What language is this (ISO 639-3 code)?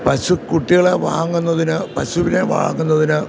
mal